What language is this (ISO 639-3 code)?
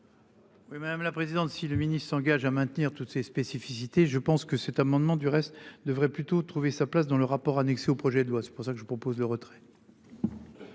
fra